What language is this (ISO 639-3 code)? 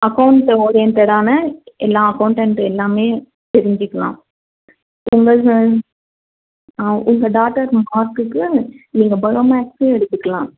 tam